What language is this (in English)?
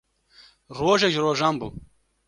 Kurdish